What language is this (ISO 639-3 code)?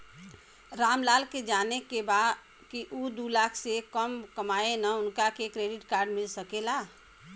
bho